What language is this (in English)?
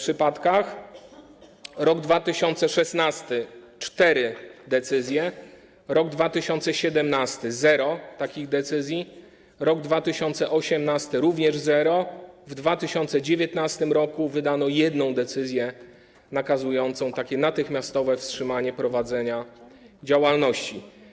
Polish